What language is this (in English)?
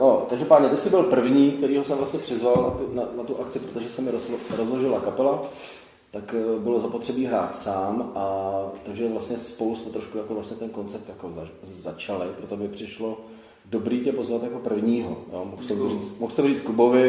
Czech